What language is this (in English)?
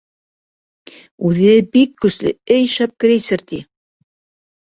Bashkir